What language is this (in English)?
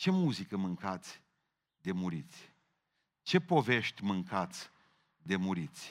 Romanian